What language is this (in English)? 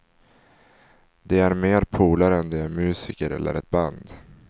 Swedish